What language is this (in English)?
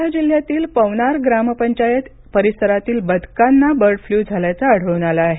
Marathi